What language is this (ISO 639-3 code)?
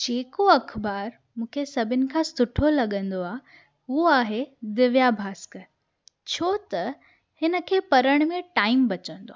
snd